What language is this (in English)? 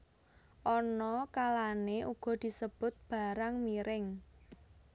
Javanese